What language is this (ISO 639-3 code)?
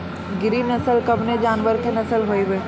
bho